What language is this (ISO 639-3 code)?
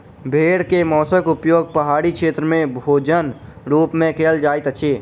mai